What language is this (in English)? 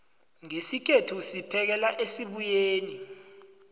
South Ndebele